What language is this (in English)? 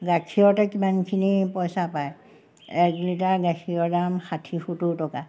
Assamese